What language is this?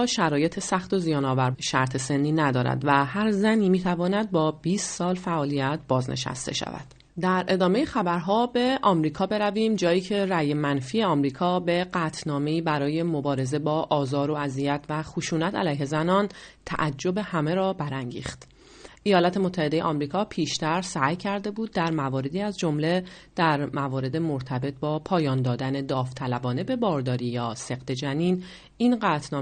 Persian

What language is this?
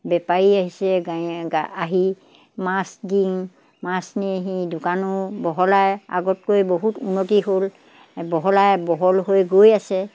Assamese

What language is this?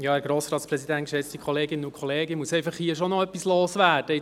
Swiss German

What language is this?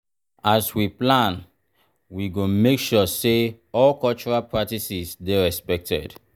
Nigerian Pidgin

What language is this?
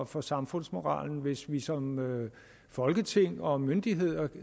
Danish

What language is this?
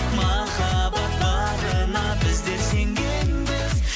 Kazakh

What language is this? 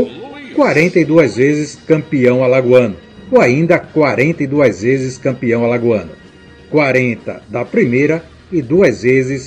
Portuguese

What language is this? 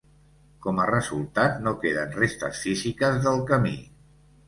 Catalan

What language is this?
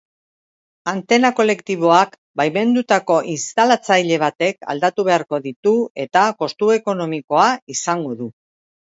Basque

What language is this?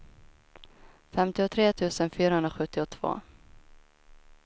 Swedish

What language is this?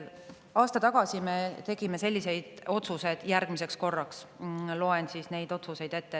Estonian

